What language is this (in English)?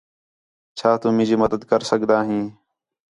Khetrani